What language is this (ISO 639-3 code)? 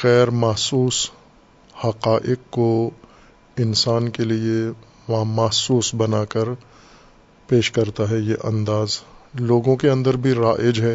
urd